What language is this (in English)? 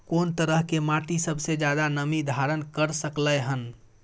Maithili